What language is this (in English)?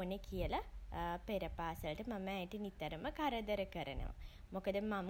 Sinhala